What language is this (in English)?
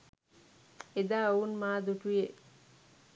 Sinhala